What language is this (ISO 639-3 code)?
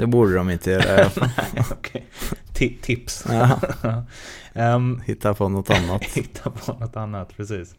swe